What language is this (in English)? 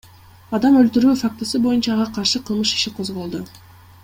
Kyrgyz